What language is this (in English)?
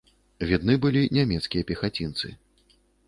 Belarusian